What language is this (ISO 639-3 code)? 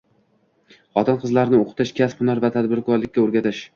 uzb